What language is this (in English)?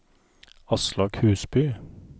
Norwegian